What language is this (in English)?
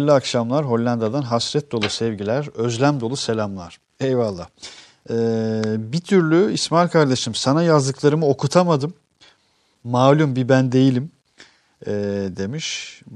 Turkish